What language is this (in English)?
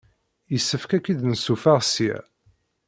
Kabyle